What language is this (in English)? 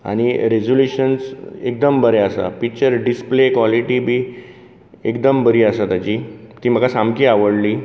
Konkani